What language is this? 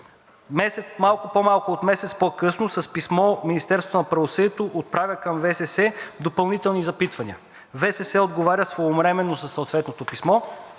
Bulgarian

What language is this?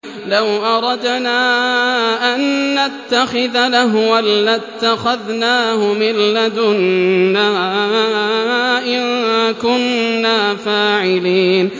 Arabic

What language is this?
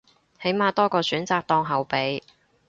Cantonese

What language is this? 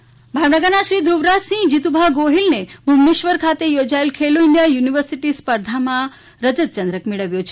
Gujarati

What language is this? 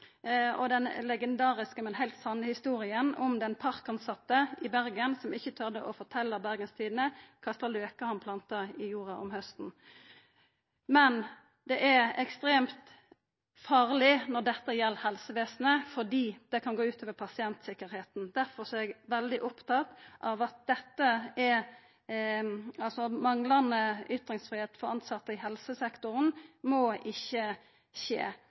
Norwegian Nynorsk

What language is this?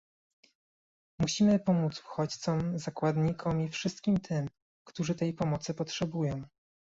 Polish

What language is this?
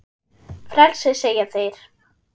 Icelandic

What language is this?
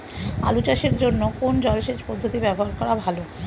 Bangla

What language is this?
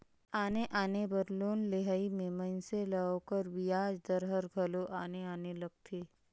Chhattisgarhi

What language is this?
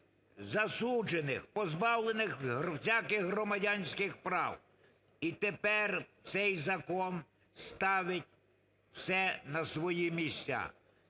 Ukrainian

